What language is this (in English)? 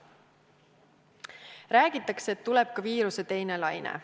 Estonian